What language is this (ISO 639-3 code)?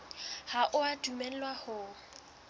sot